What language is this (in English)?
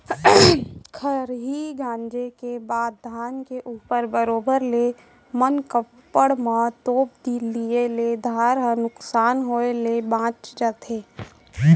Chhattisgarhi